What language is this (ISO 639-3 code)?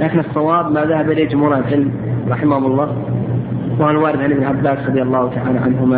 ara